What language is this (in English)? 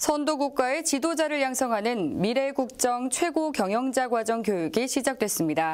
Korean